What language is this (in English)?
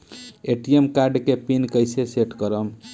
Bhojpuri